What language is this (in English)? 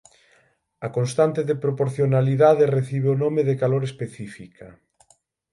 Galician